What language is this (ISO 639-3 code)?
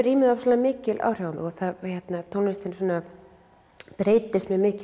isl